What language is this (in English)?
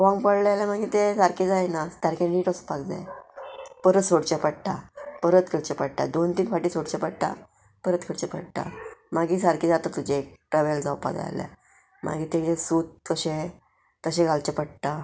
Konkani